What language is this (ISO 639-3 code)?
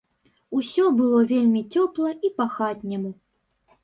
bel